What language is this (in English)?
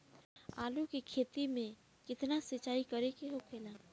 Bhojpuri